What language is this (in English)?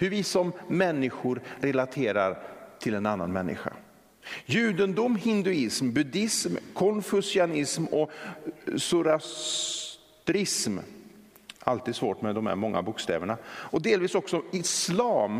Swedish